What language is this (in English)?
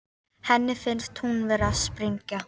Icelandic